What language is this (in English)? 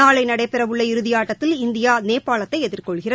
Tamil